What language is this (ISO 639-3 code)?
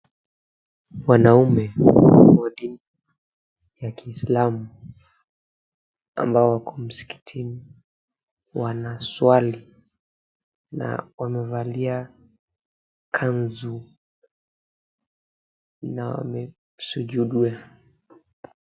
swa